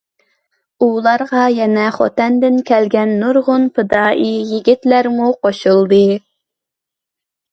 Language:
Uyghur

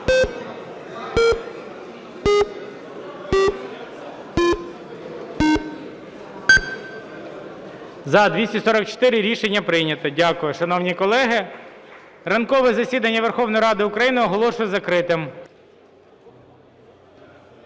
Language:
Ukrainian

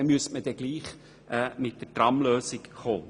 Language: Swiss German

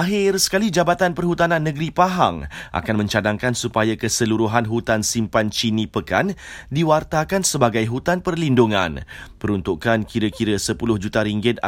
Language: Malay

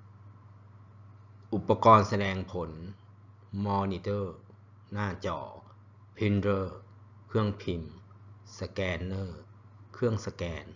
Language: Thai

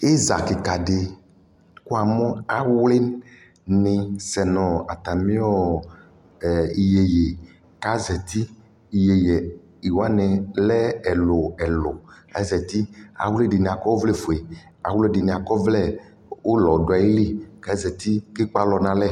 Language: Ikposo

